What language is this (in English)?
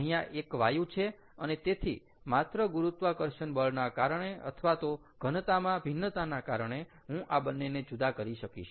Gujarati